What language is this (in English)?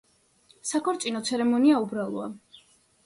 Georgian